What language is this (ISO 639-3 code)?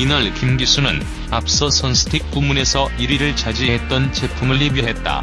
kor